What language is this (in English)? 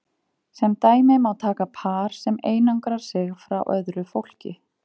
Icelandic